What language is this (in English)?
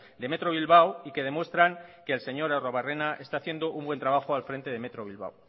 Spanish